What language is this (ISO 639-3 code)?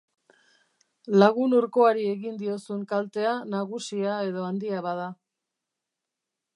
eus